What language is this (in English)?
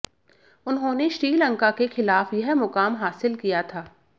Hindi